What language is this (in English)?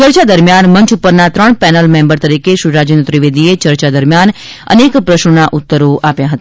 Gujarati